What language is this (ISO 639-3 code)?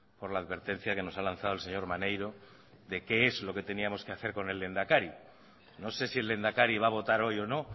spa